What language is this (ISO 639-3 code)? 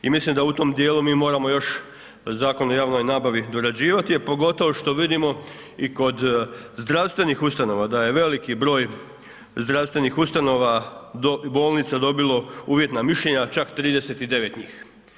hrv